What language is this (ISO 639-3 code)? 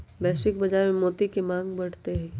mag